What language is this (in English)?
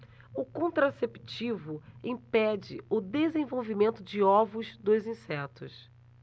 Portuguese